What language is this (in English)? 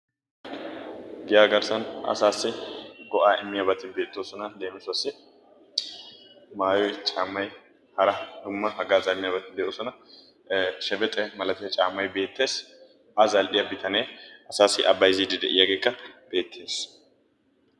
Wolaytta